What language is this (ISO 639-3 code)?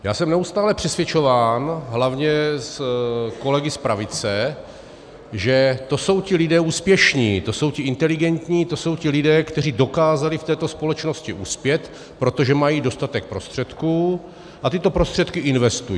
ces